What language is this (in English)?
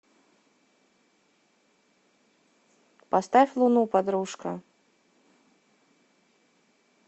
Russian